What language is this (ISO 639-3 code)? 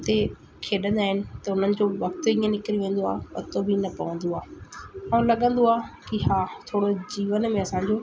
snd